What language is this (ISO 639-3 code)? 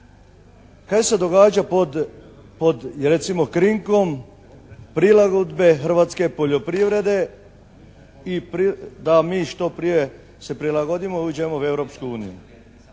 hrv